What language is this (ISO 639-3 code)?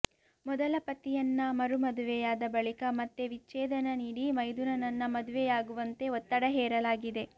kan